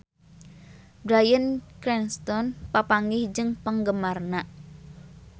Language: Sundanese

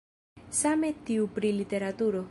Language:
Esperanto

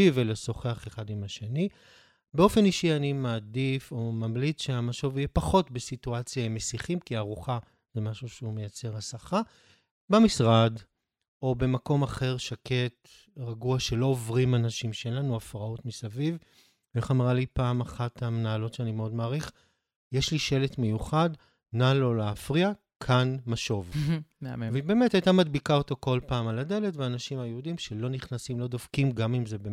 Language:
Hebrew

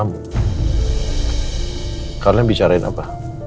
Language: Indonesian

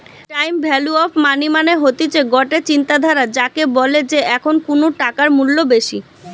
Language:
Bangla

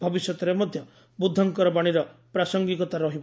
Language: Odia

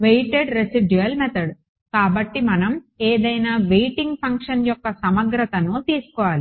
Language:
Telugu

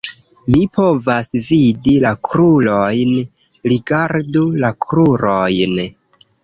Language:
Esperanto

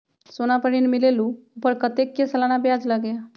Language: Magahi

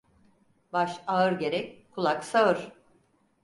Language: Turkish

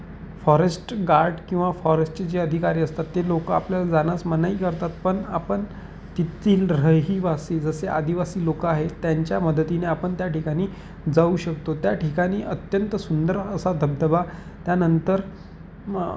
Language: Marathi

